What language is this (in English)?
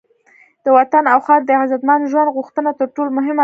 Pashto